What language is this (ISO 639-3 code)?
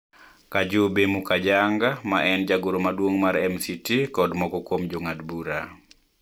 luo